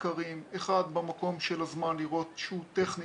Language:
Hebrew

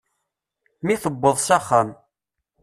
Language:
Kabyle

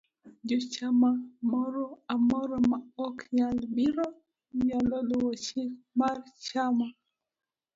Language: Luo (Kenya and Tanzania)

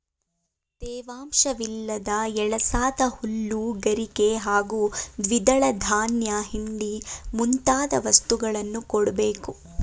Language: Kannada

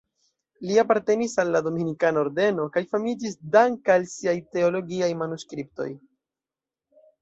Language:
Esperanto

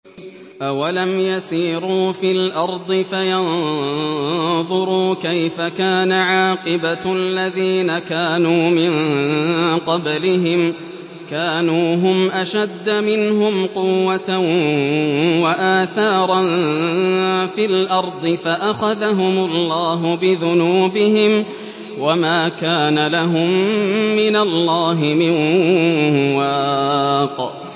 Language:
Arabic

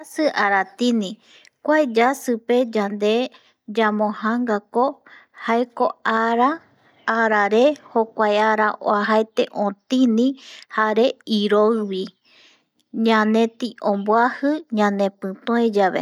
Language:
Eastern Bolivian Guaraní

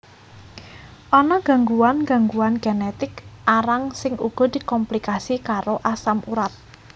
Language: Javanese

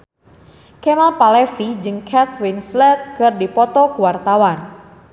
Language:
Sundanese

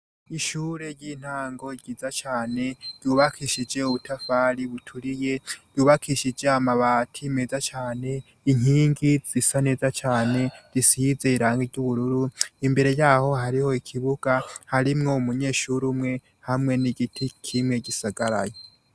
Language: Rundi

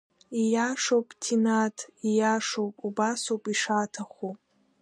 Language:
Abkhazian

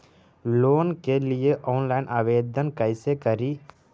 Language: Magahi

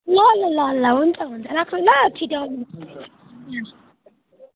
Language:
Nepali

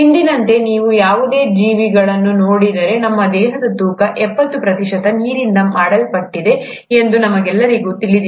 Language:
Kannada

